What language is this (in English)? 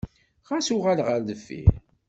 Kabyle